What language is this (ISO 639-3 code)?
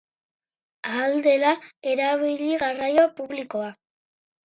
eus